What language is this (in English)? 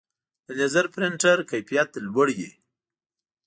Pashto